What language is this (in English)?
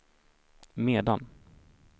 Swedish